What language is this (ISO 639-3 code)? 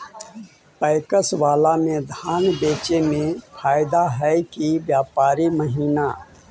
mag